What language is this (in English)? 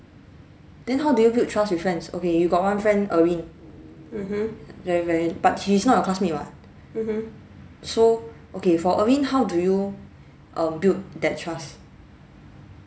English